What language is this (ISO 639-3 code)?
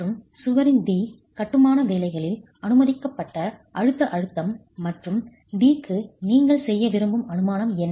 tam